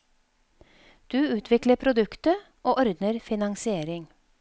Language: Norwegian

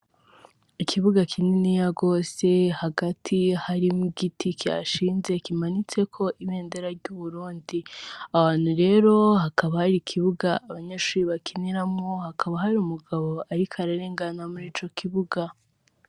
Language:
Rundi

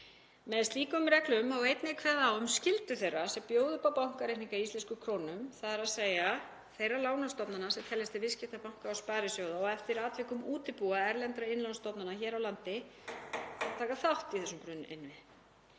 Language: Icelandic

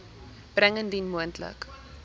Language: Afrikaans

